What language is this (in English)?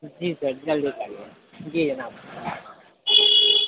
Urdu